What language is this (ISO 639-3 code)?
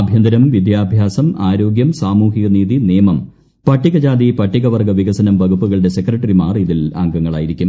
mal